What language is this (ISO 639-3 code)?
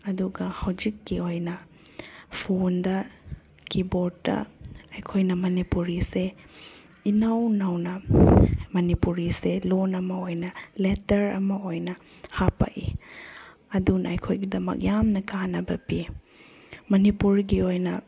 mni